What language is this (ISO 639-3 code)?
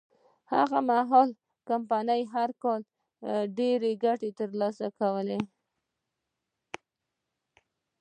pus